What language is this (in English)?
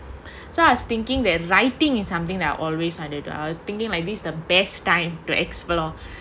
English